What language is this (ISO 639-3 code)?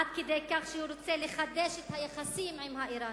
heb